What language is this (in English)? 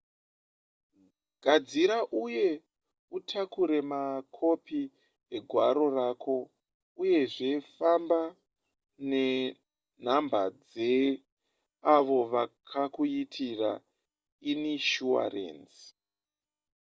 Shona